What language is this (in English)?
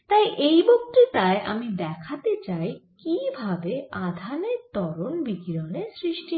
Bangla